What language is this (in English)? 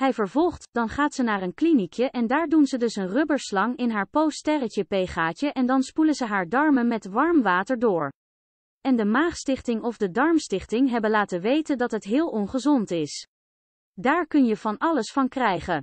Dutch